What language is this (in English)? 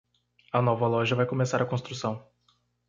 Portuguese